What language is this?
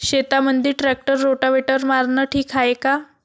Marathi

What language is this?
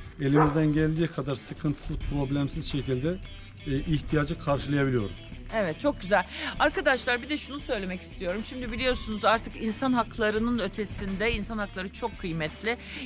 Turkish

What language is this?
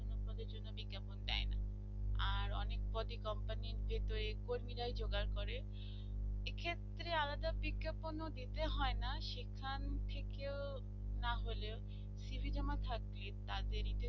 Bangla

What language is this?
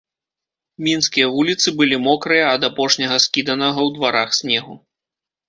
Belarusian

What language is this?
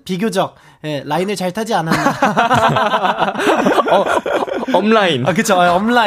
Korean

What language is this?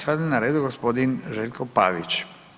Croatian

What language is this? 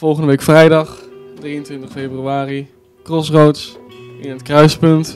Dutch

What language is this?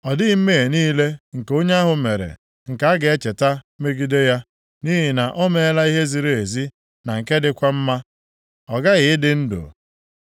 Igbo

